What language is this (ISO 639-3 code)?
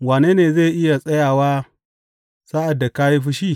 hau